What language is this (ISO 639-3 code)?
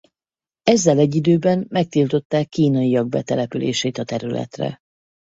hun